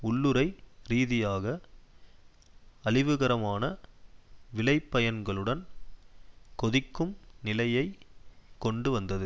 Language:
Tamil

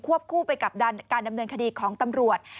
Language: Thai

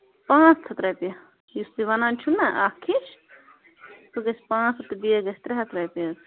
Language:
Kashmiri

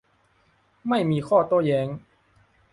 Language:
Thai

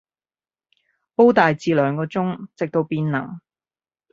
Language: Cantonese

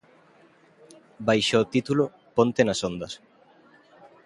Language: Galician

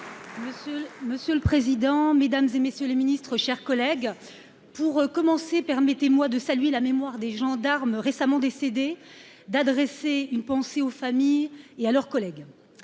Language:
French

